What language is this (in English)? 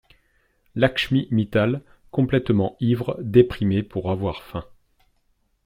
French